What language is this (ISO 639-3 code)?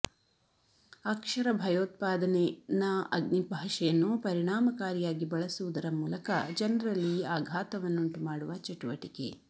kan